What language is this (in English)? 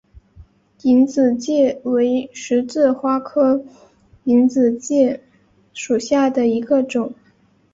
Chinese